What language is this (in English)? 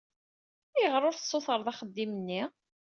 Kabyle